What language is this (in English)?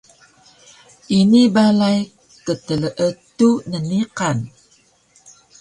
Taroko